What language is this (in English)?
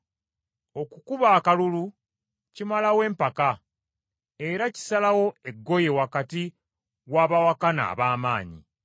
Ganda